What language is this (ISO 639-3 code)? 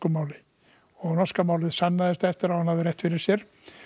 isl